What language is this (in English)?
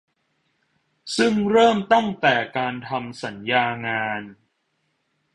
Thai